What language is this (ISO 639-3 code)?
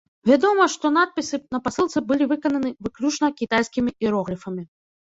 bel